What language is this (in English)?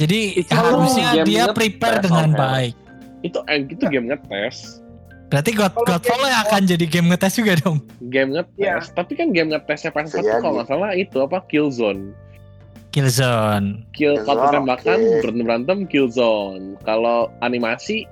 Indonesian